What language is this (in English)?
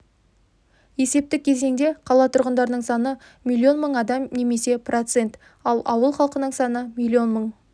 Kazakh